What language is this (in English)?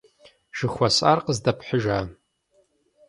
Kabardian